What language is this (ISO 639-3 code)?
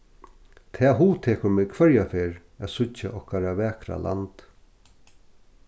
fao